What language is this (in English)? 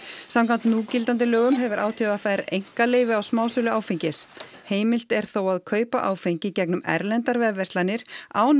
Icelandic